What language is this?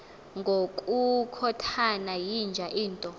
Xhosa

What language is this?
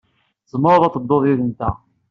Kabyle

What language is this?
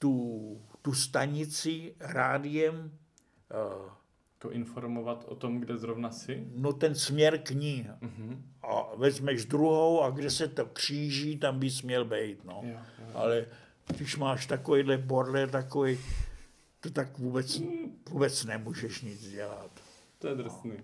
Czech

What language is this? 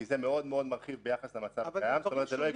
Hebrew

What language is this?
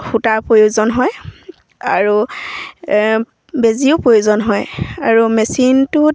Assamese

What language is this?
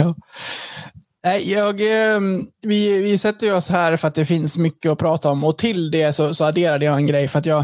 Swedish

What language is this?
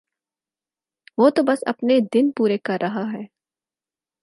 Urdu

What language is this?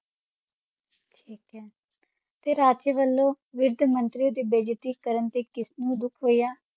Punjabi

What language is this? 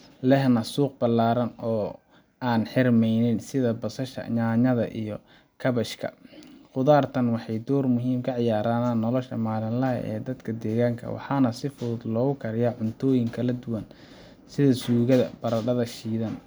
Somali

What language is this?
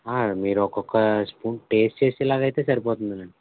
Telugu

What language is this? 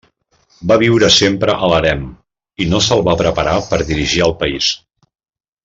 Catalan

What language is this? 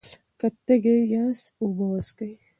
Pashto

